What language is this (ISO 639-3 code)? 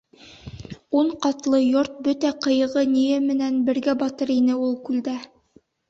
bak